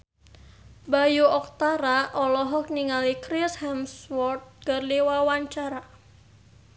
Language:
Sundanese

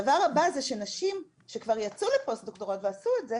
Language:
Hebrew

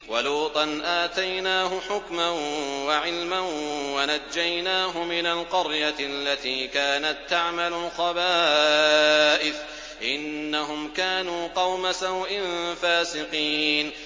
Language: Arabic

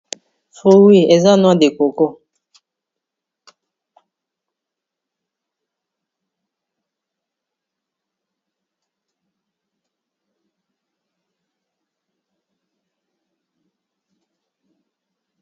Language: Lingala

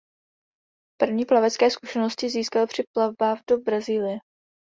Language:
Czech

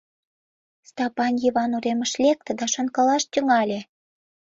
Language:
Mari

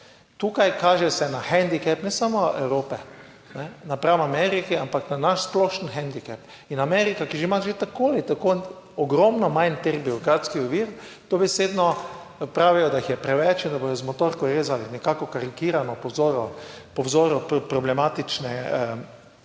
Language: Slovenian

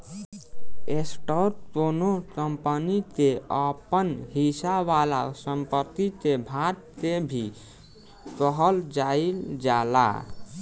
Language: Bhojpuri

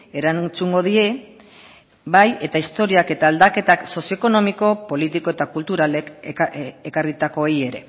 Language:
Basque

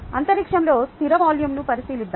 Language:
Telugu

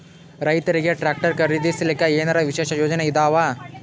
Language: Kannada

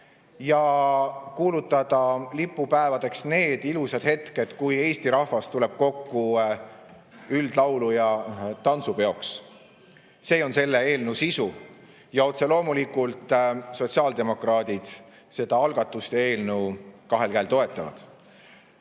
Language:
Estonian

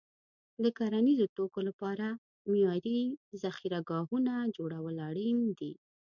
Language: Pashto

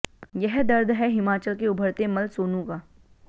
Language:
Hindi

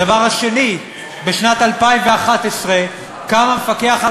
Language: Hebrew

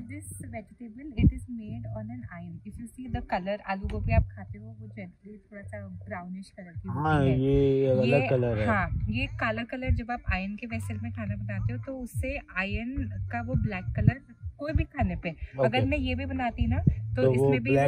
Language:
Hindi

